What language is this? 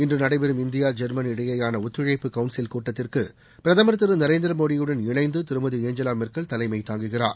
Tamil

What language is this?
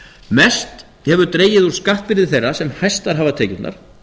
Icelandic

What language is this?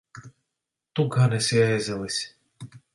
Latvian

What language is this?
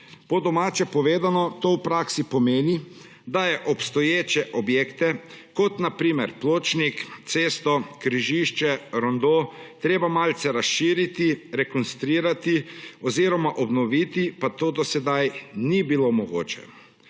Slovenian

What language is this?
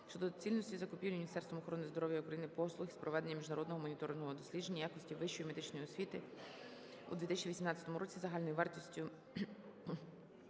Ukrainian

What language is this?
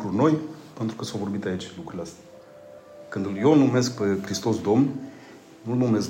Romanian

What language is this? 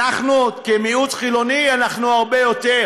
Hebrew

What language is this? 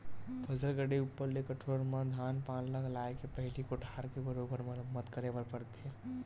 Chhattisgarhi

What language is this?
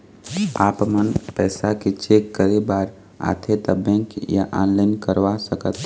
Chhattisgarhi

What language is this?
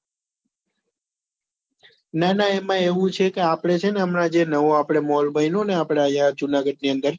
Gujarati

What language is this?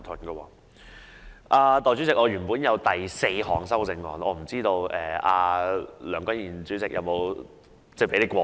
Cantonese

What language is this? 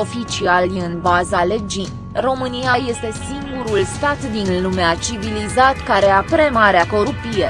Romanian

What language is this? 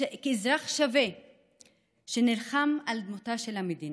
Hebrew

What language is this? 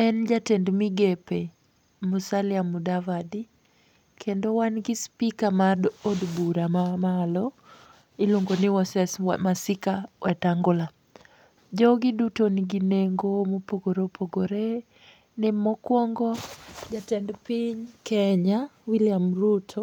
Luo (Kenya and Tanzania)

